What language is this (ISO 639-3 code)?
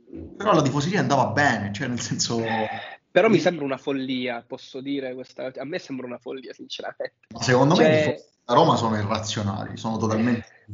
ita